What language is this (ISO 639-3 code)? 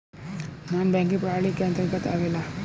bho